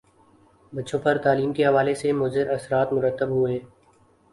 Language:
Urdu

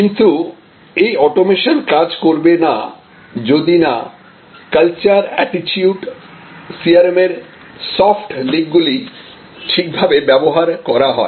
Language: Bangla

